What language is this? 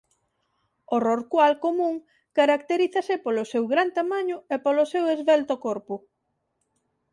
Galician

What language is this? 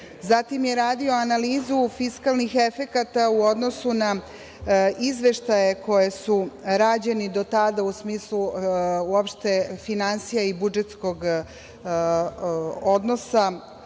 Serbian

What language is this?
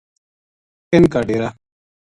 Gujari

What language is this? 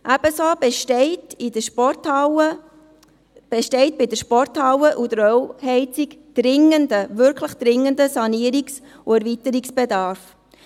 Swiss German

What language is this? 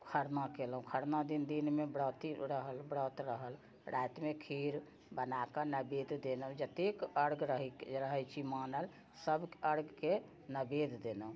Maithili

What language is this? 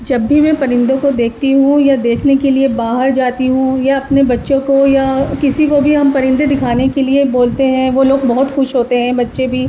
Urdu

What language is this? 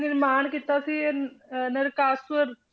Punjabi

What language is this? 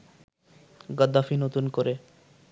Bangla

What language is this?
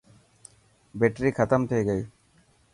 Dhatki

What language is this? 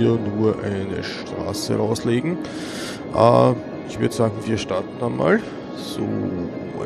German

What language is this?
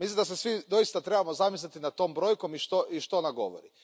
Croatian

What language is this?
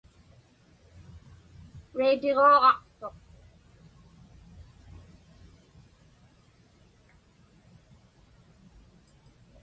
Inupiaq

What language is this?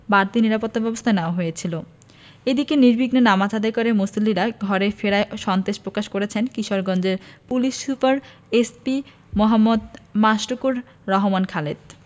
Bangla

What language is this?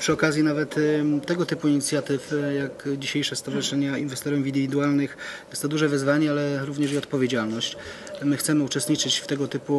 Polish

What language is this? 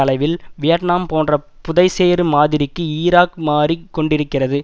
Tamil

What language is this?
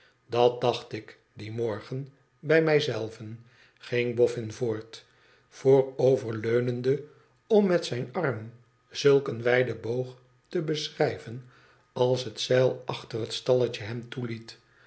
Dutch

